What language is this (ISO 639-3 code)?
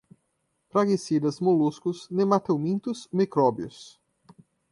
por